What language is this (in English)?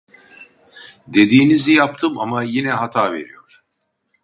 Turkish